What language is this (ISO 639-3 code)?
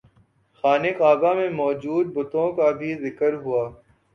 urd